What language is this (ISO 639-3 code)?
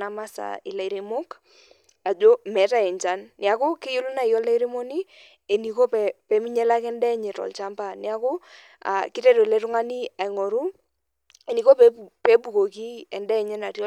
mas